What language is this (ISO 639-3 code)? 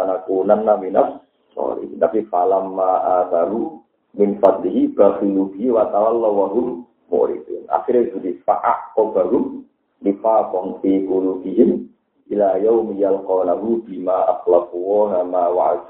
ind